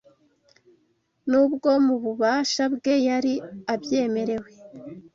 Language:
Kinyarwanda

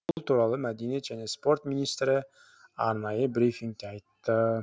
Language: Kazakh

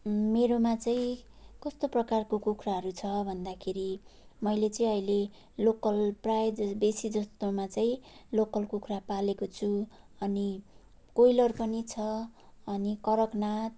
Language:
Nepali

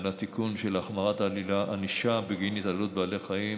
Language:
Hebrew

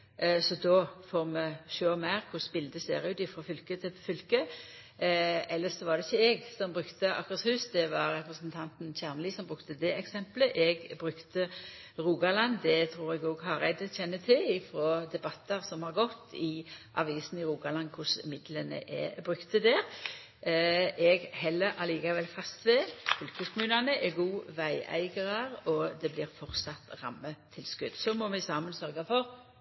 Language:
Norwegian Nynorsk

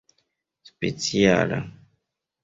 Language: Esperanto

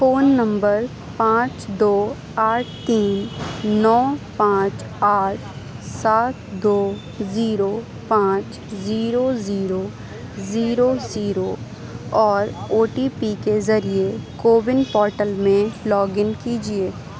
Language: Urdu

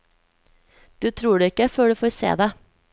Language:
Norwegian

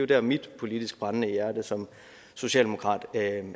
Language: Danish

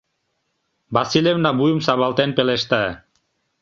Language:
Mari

